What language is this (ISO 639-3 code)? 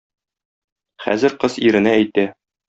tat